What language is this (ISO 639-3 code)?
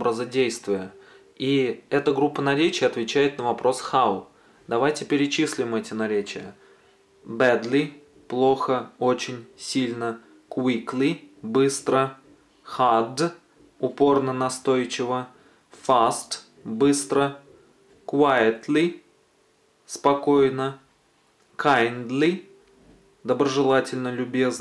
rus